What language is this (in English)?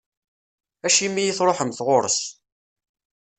Kabyle